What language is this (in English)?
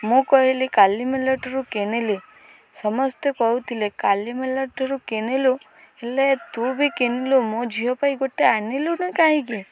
Odia